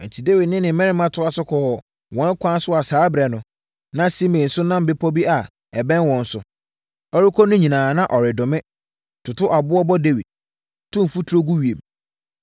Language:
Akan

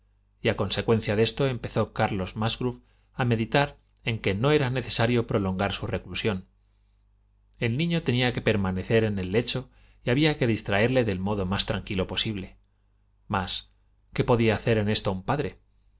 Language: Spanish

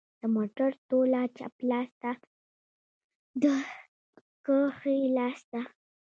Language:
Pashto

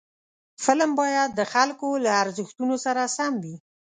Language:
Pashto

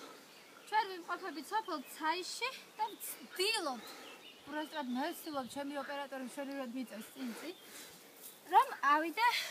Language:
Turkish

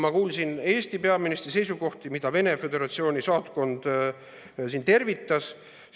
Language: Estonian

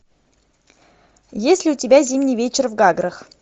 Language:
Russian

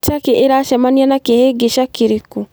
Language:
Kikuyu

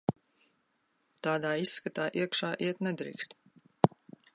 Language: Latvian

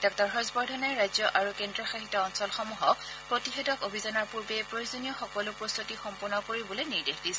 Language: Assamese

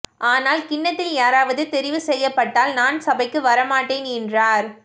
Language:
Tamil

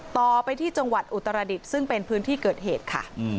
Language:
Thai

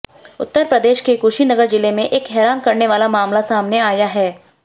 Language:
Hindi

